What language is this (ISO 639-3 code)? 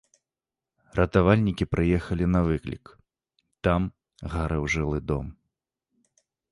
bel